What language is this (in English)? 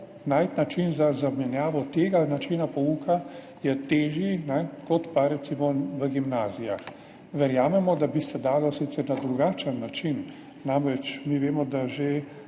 Slovenian